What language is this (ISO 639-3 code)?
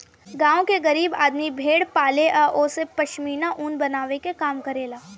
bho